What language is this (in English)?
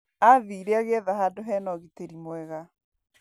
Kikuyu